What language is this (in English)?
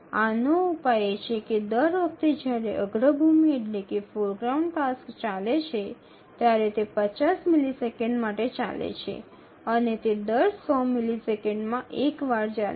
Gujarati